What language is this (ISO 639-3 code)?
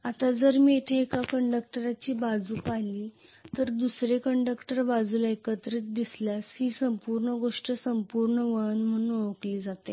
mar